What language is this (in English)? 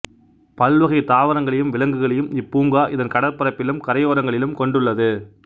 Tamil